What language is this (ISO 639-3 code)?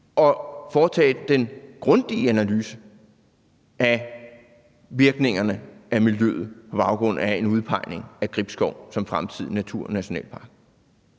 dan